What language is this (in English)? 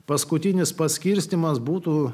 Lithuanian